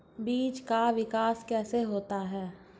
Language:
Hindi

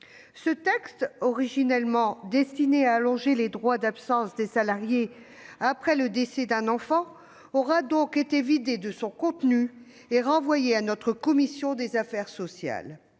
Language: French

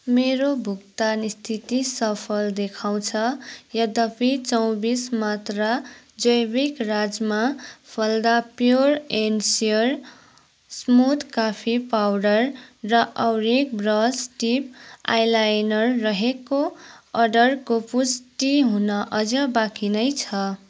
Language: Nepali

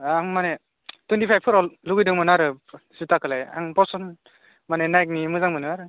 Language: Bodo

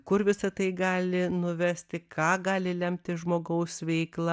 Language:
Lithuanian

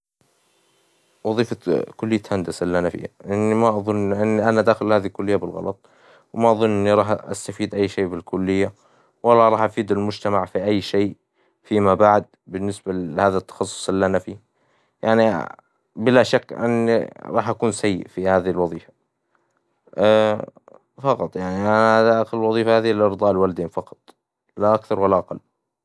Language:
Hijazi Arabic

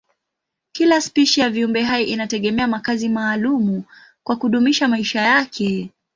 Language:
Swahili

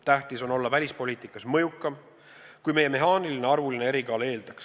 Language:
Estonian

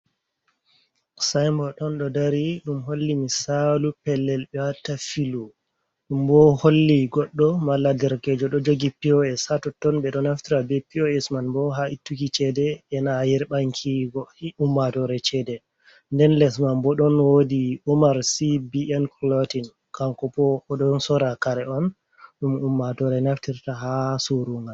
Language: Fula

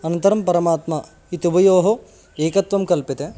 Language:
Sanskrit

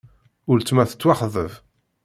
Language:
Kabyle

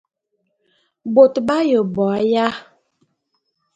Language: Bulu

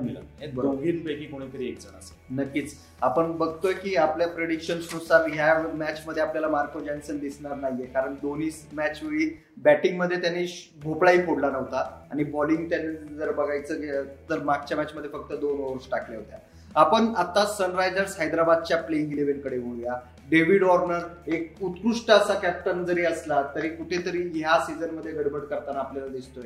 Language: Marathi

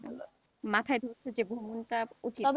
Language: Bangla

